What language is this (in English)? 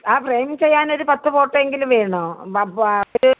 Malayalam